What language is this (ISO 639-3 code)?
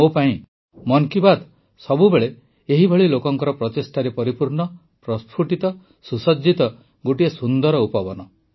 ori